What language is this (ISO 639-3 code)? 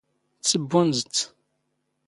zgh